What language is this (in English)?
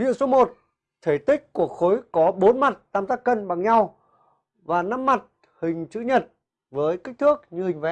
Vietnamese